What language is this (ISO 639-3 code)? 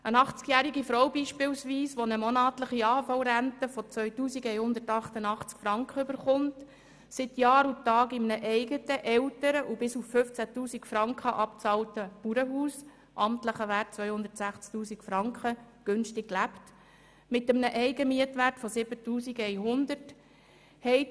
gsw